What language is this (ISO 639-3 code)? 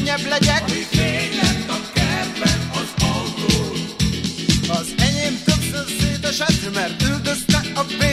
hun